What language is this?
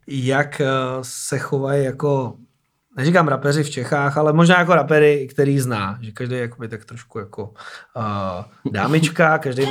Czech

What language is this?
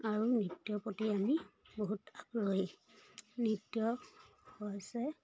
Assamese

